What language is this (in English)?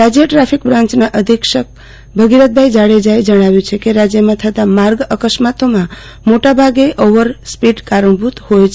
Gujarati